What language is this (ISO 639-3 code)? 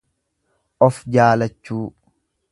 orm